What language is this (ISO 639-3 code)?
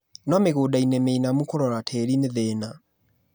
kik